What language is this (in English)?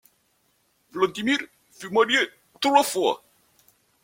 French